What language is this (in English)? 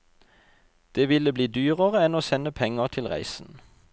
Norwegian